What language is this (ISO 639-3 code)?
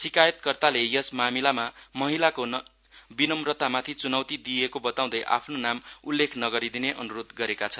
nep